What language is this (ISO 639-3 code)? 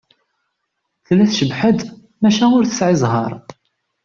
kab